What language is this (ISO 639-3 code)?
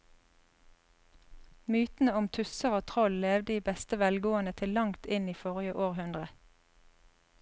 nor